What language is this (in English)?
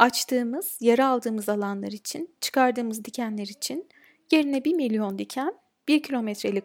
Turkish